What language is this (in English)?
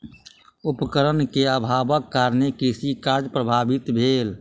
Maithili